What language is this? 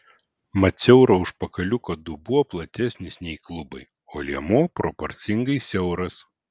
Lithuanian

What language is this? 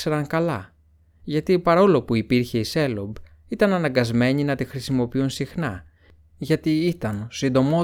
Greek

